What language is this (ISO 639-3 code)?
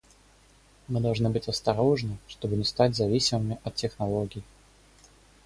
rus